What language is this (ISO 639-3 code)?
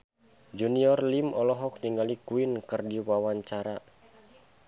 sun